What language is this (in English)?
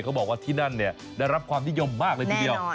Thai